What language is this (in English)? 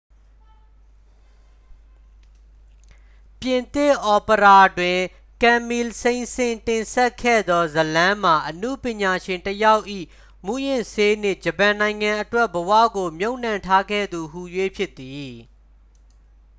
Burmese